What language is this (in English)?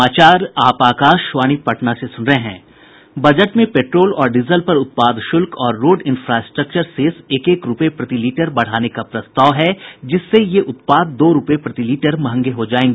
Hindi